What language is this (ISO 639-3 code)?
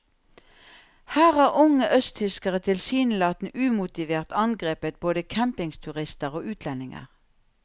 nor